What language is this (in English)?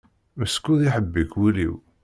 Kabyle